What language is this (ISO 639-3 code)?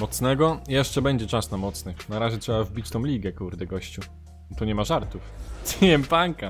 pol